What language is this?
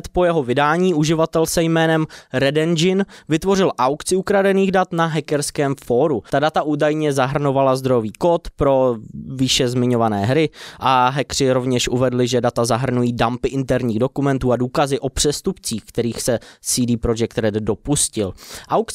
Czech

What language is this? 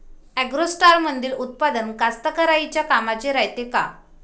Marathi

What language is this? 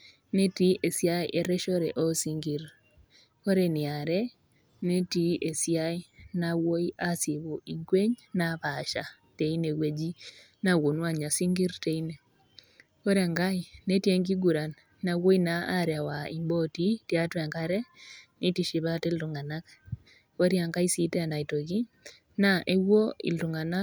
Masai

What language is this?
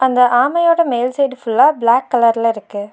Tamil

